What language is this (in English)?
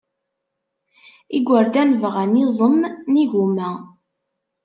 Kabyle